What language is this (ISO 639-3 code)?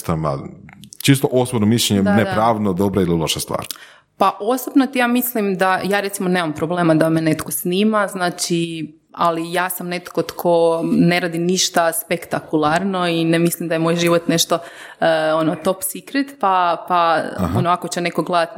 hrv